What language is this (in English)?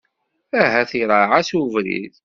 Kabyle